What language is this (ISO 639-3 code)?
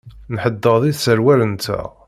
kab